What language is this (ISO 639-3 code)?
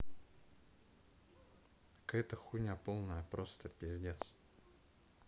rus